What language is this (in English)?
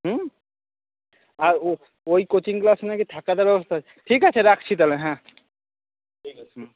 Bangla